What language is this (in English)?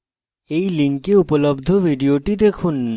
Bangla